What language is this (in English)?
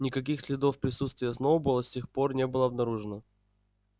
Russian